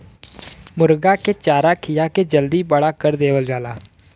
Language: Bhojpuri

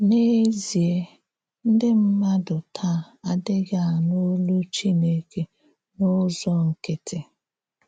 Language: Igbo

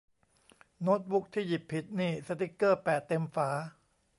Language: Thai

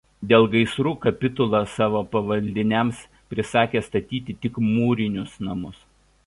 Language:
Lithuanian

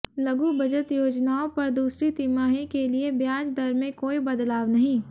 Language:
Hindi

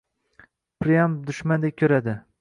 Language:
Uzbek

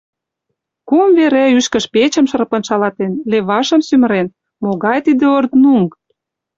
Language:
Mari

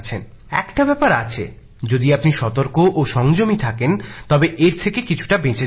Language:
Bangla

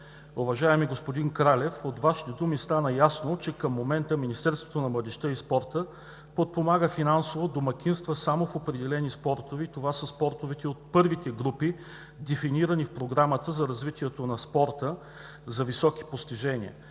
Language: Bulgarian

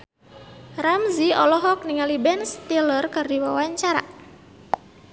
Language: Sundanese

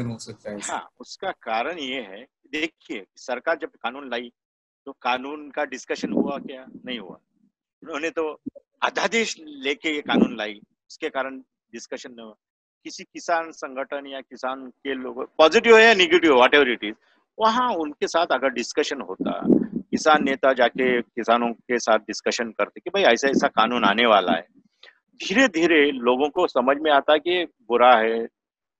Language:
Hindi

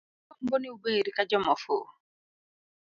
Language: Luo (Kenya and Tanzania)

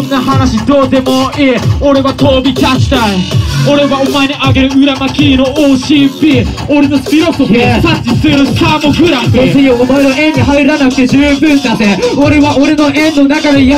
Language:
Japanese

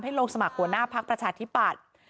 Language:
Thai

